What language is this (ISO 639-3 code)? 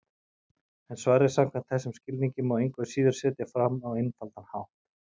isl